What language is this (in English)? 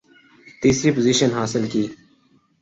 Urdu